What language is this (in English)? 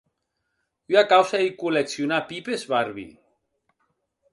Occitan